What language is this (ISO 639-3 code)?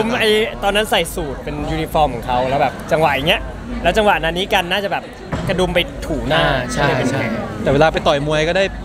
tha